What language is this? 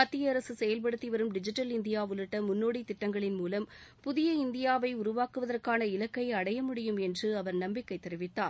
Tamil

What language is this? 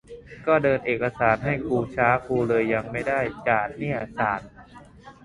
Thai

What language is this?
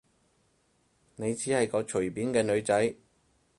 Cantonese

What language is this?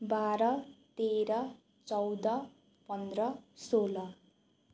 Nepali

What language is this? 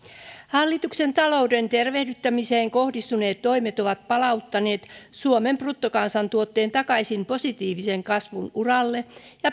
Finnish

